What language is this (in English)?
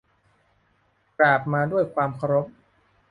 Thai